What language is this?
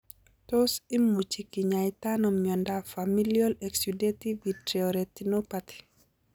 Kalenjin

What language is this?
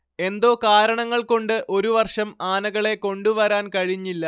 Malayalam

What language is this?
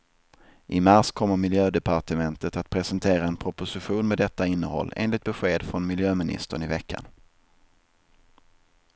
Swedish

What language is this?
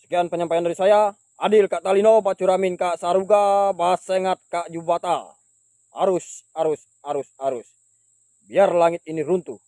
Indonesian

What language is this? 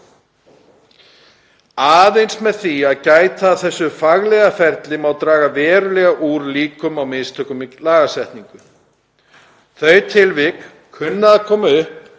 Icelandic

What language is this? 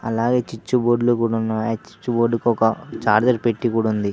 Telugu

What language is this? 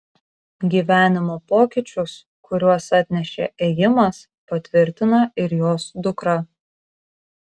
Lithuanian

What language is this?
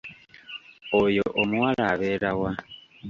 Ganda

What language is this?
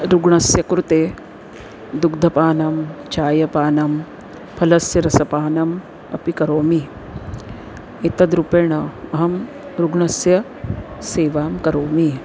Sanskrit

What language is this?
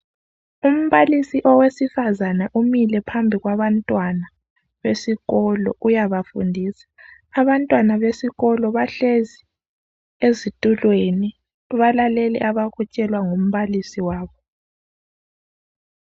North Ndebele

